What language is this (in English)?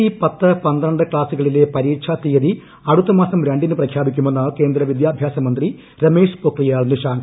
Malayalam